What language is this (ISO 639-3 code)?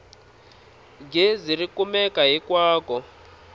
tso